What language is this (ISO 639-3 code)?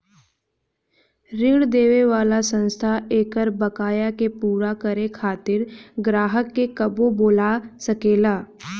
bho